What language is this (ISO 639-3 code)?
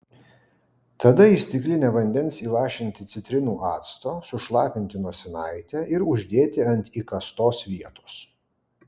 lit